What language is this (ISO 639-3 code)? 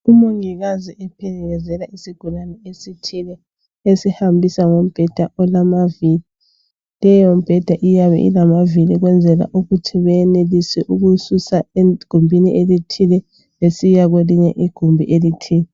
nde